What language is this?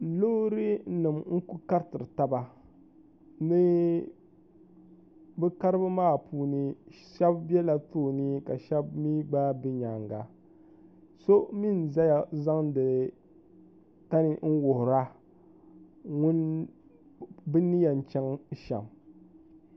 Dagbani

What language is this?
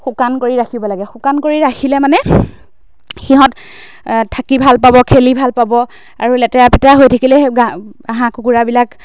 Assamese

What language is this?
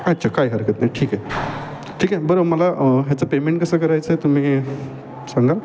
Marathi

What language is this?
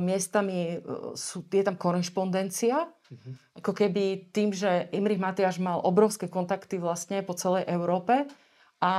Slovak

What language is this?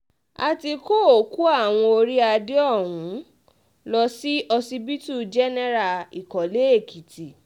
Yoruba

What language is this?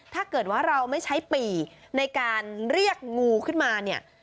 Thai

